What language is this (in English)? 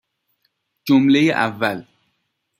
Persian